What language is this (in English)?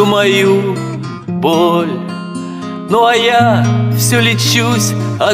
Russian